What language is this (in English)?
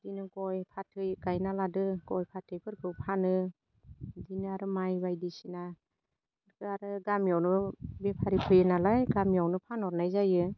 Bodo